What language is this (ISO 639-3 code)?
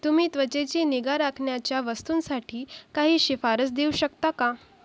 mar